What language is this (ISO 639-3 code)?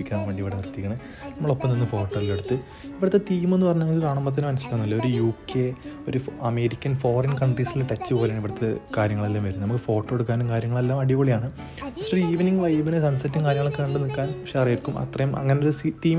mal